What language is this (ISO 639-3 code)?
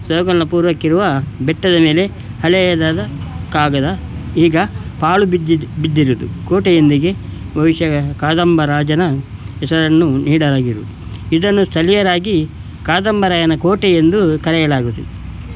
kan